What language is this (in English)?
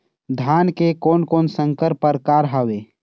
Chhattisgarhi